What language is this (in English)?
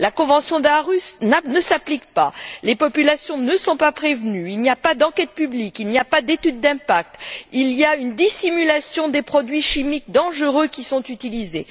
French